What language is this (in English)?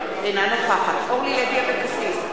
Hebrew